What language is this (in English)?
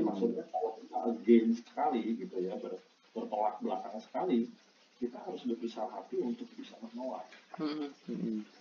Indonesian